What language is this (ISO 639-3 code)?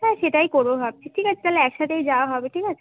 ben